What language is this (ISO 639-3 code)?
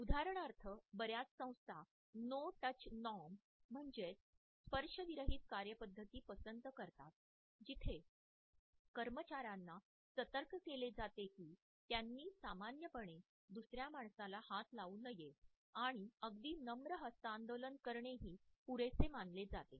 mar